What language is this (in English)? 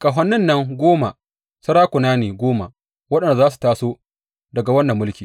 Hausa